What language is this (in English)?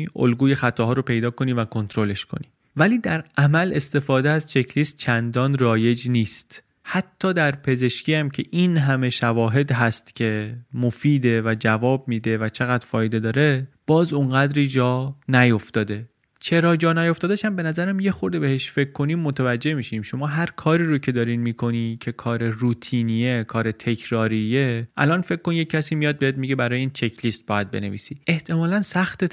Persian